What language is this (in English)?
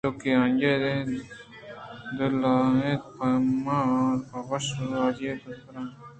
Eastern Balochi